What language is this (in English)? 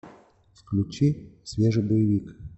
Russian